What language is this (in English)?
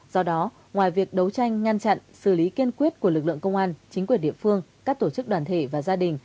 Vietnamese